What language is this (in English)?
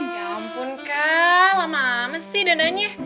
Indonesian